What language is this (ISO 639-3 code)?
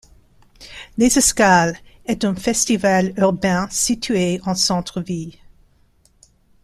fra